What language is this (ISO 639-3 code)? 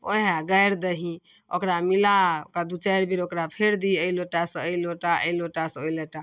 mai